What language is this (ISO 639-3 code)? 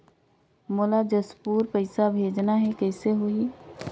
hne